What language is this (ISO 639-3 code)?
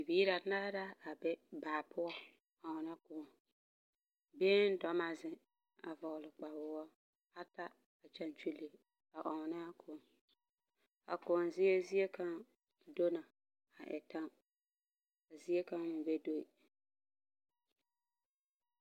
dga